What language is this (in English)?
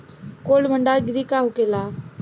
Bhojpuri